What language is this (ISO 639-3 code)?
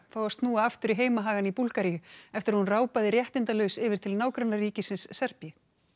isl